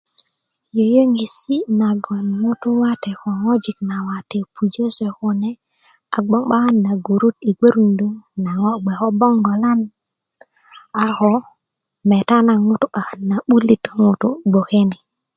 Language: Kuku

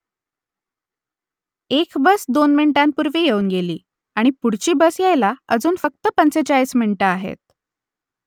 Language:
Marathi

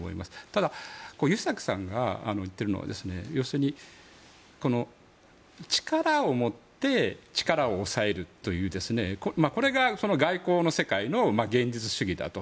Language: Japanese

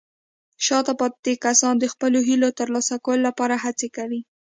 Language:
Pashto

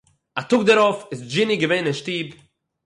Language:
Yiddish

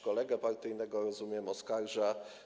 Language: Polish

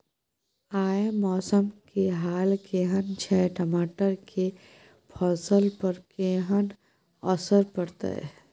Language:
Maithili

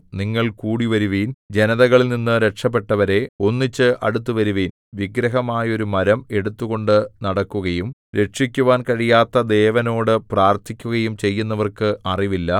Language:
Malayalam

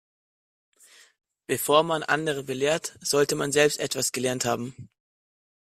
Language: German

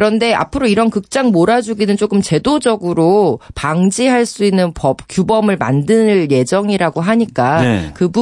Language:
Korean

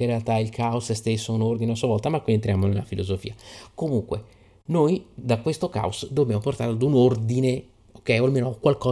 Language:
Italian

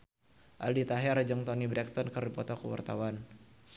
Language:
Sundanese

